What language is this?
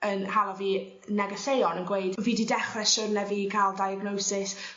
Welsh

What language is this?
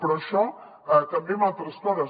Catalan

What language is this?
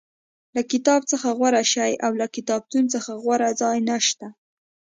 Pashto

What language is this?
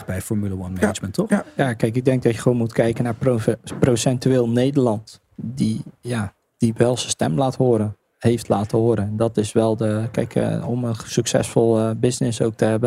Dutch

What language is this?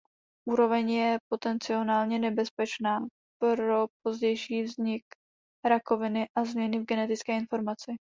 Czech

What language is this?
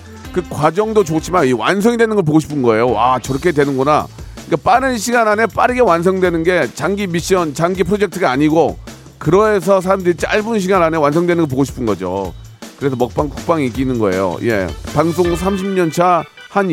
Korean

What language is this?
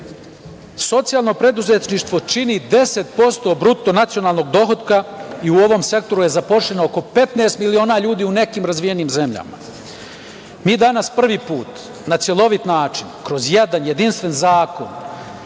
Serbian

